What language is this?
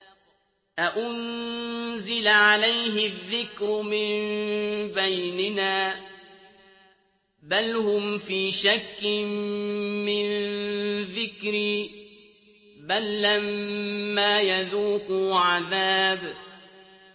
Arabic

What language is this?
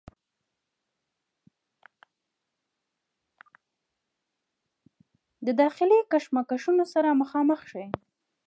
Pashto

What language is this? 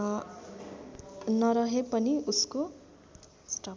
Nepali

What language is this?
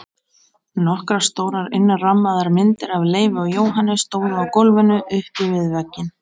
Icelandic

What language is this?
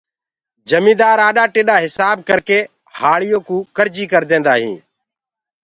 Gurgula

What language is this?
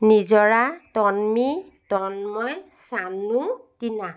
Assamese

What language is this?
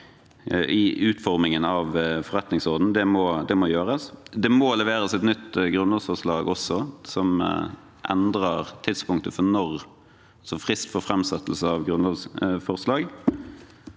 Norwegian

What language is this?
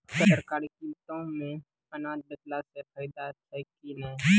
Maithili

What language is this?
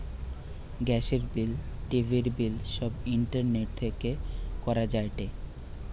Bangla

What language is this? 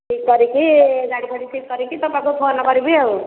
Odia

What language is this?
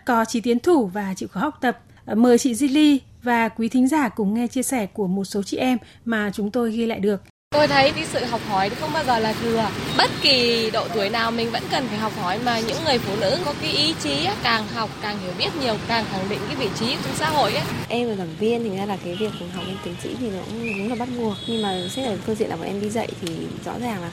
Vietnamese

